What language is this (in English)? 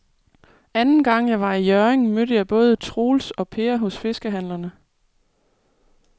Danish